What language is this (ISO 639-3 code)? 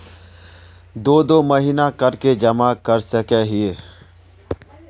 mag